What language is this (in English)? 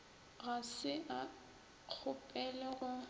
Northern Sotho